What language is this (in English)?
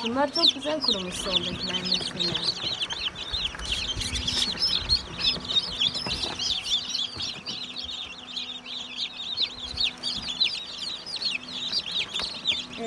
Turkish